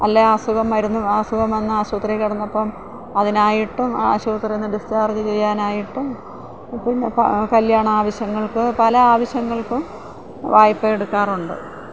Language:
Malayalam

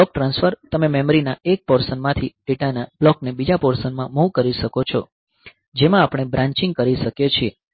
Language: Gujarati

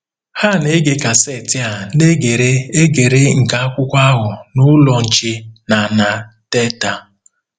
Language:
Igbo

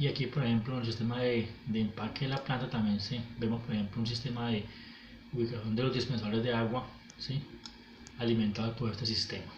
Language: Spanish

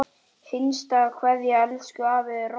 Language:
Icelandic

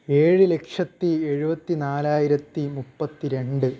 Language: Malayalam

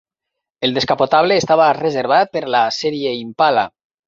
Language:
Catalan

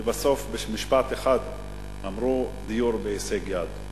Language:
Hebrew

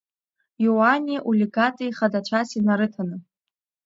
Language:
Abkhazian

